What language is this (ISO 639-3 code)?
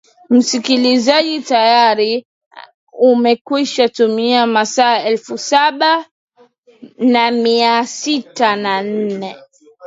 swa